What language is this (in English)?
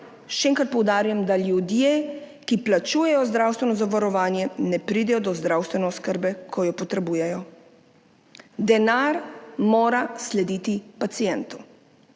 Slovenian